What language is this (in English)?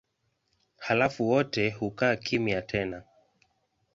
Swahili